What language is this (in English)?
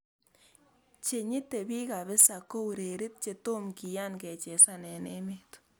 Kalenjin